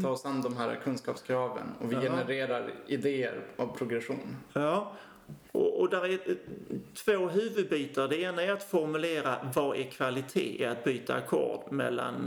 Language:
Swedish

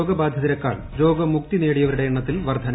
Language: Malayalam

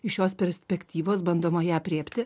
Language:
Lithuanian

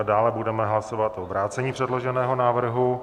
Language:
Czech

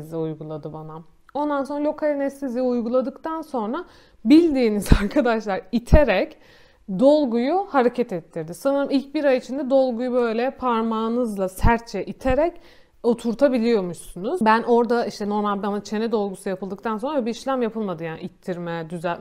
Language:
Turkish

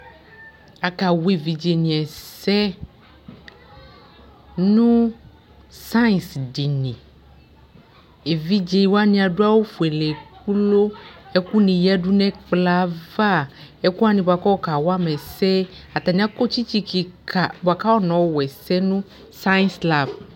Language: Ikposo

